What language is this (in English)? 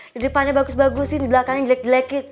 Indonesian